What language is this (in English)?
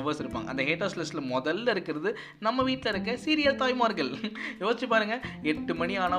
Tamil